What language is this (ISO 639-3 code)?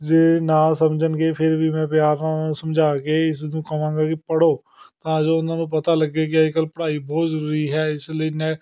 pan